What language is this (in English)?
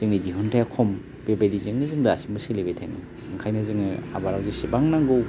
Bodo